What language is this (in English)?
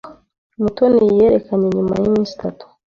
Kinyarwanda